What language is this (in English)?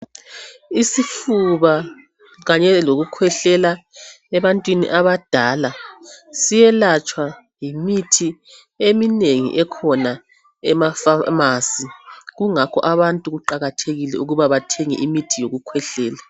North Ndebele